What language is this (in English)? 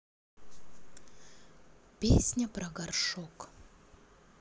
Russian